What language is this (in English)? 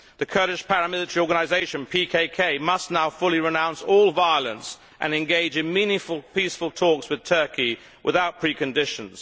English